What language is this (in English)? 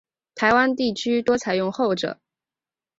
Chinese